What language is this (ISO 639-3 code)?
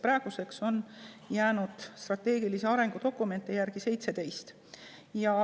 est